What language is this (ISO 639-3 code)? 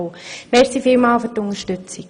gsw